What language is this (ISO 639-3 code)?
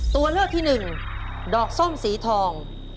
tha